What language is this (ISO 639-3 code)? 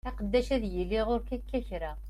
kab